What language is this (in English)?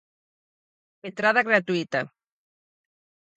Galician